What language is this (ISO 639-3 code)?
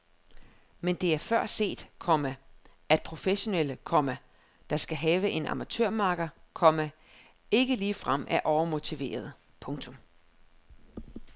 dan